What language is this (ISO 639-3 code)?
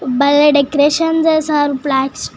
tel